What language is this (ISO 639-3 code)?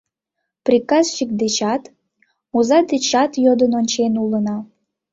chm